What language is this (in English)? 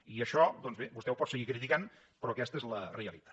Catalan